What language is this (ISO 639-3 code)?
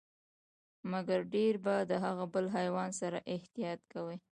pus